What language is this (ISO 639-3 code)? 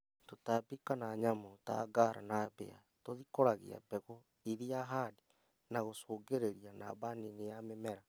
kik